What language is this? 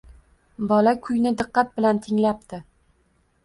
Uzbek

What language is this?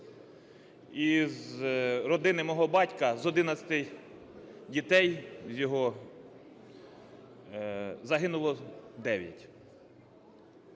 Ukrainian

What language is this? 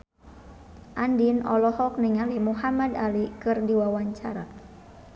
Sundanese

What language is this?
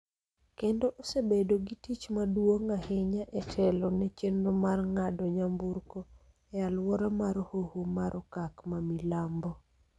Luo (Kenya and Tanzania)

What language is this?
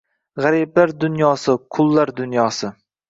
Uzbek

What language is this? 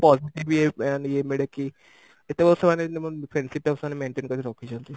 Odia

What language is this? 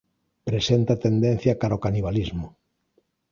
Galician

